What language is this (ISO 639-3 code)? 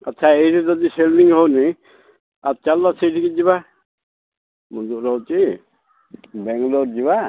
ori